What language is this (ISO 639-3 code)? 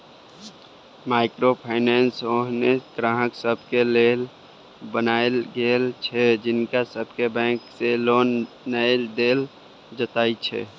mai